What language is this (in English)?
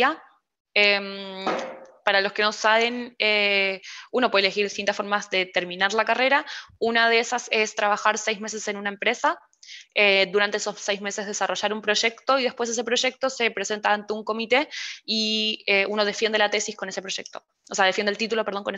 Spanish